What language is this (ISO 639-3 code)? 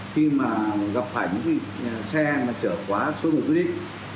vie